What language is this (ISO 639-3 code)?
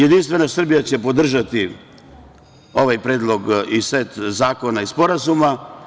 srp